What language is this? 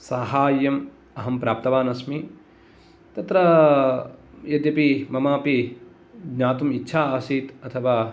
Sanskrit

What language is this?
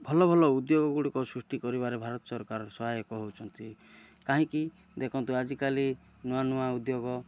Odia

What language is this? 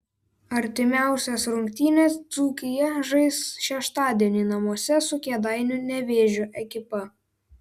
Lithuanian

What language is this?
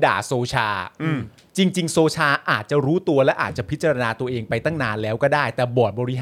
Thai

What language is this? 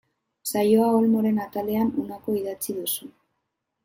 Basque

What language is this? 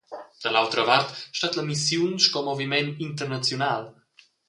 Romansh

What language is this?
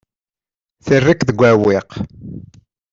Kabyle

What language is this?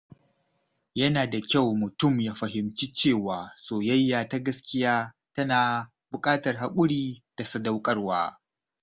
Hausa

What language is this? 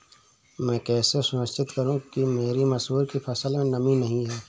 Hindi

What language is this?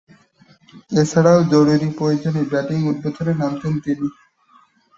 Bangla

